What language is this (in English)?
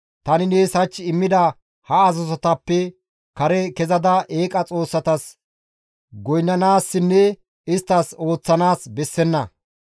Gamo